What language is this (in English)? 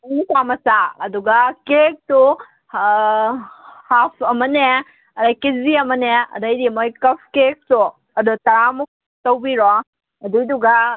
Manipuri